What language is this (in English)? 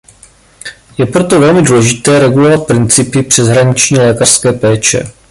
Czech